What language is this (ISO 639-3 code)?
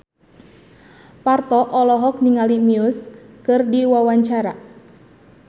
sun